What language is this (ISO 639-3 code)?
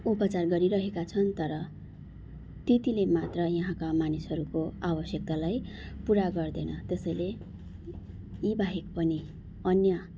nep